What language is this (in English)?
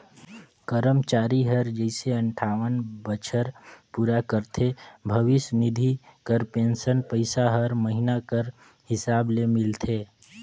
Chhattisgarhi